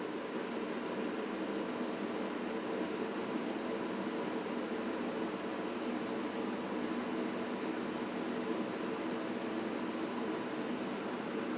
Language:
English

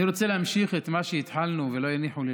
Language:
Hebrew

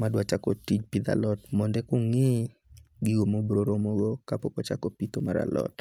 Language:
Luo (Kenya and Tanzania)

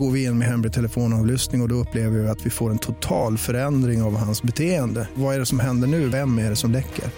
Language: Swedish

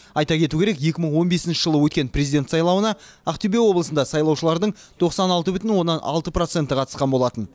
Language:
Kazakh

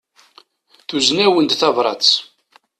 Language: Kabyle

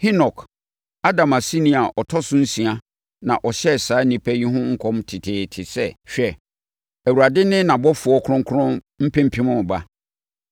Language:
Akan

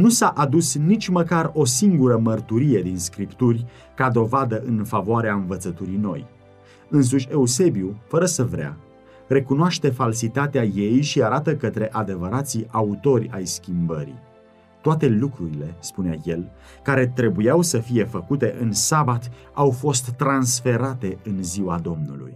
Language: Romanian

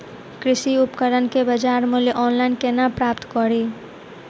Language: Maithili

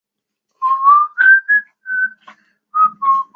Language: Chinese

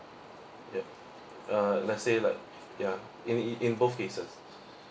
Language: English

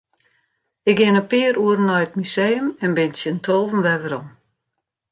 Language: Western Frisian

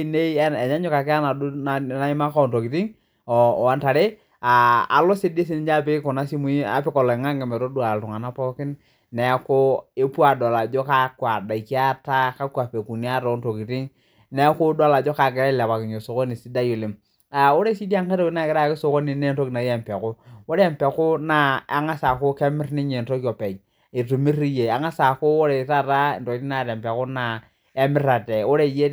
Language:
Masai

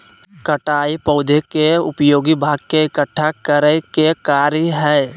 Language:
Magahi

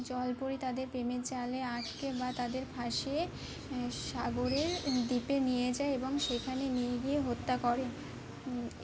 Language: Bangla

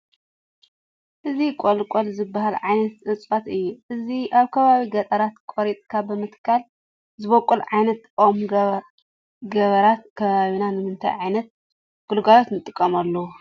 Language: Tigrinya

